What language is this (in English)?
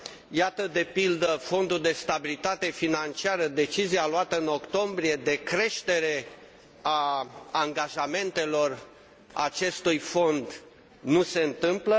Romanian